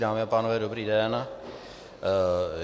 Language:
Czech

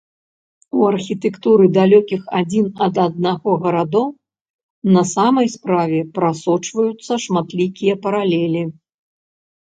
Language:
Belarusian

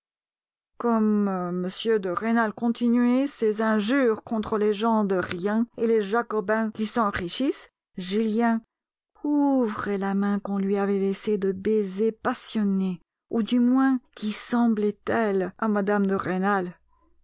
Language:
French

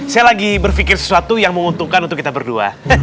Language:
Indonesian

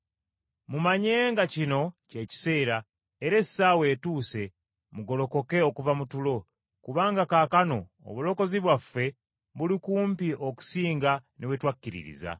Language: Ganda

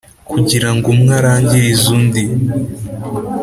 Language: Kinyarwanda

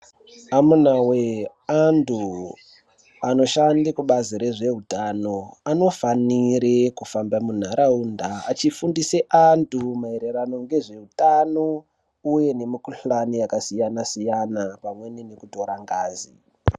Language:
Ndau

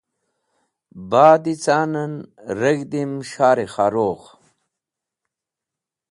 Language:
Wakhi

